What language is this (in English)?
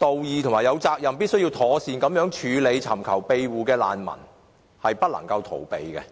Cantonese